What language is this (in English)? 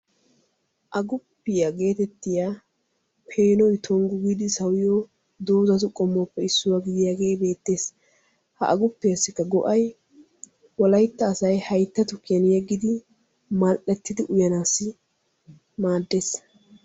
Wolaytta